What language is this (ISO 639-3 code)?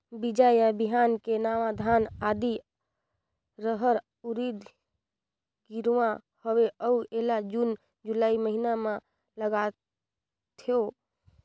hne